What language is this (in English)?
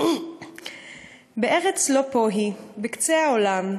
Hebrew